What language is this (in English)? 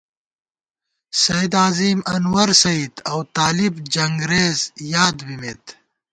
Gawar-Bati